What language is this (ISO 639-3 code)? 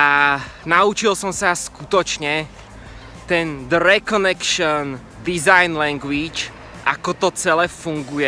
slk